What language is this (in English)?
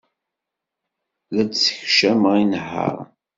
Kabyle